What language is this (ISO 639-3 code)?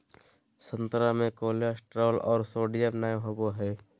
mag